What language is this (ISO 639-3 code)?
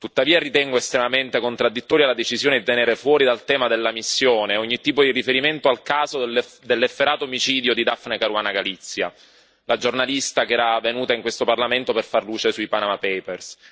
ita